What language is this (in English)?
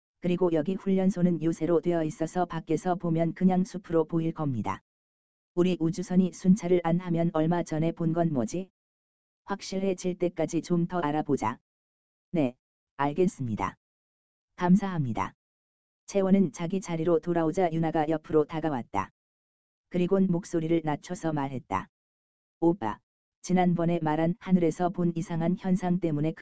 Korean